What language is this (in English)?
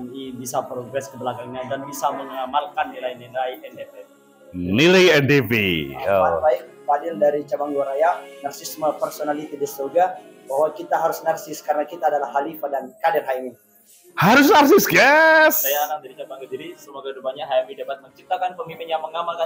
Indonesian